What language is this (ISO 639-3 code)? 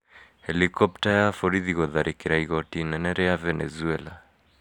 kik